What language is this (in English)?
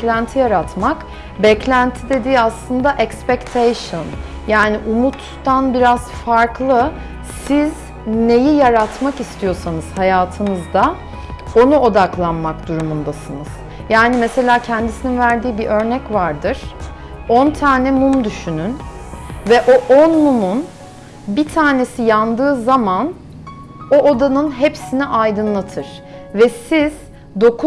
Turkish